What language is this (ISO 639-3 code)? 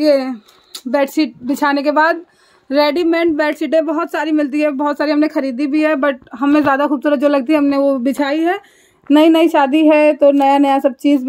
hin